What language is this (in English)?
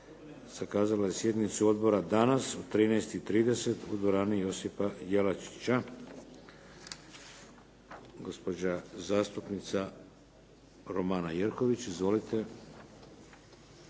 Croatian